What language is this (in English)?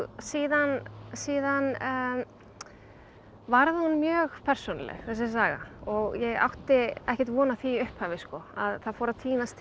Icelandic